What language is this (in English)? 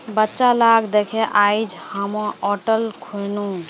Magahi